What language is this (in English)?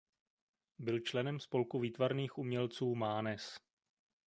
Czech